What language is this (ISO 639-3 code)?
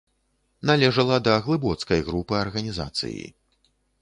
bel